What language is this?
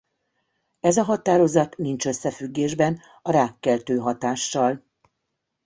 Hungarian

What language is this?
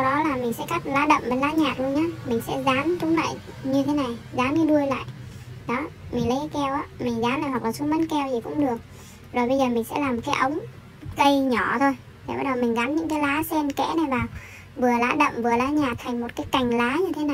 Vietnamese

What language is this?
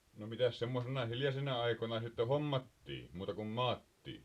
Finnish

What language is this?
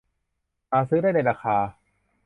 Thai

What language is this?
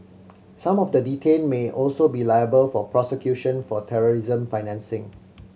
English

